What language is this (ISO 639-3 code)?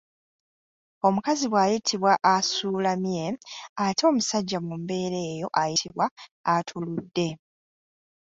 lug